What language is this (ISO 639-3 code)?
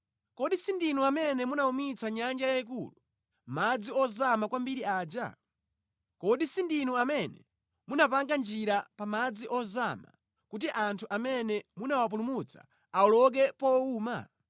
nya